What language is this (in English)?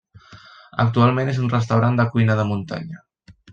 Catalan